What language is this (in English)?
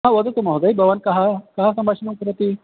Sanskrit